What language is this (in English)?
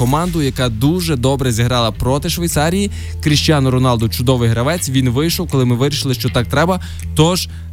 Ukrainian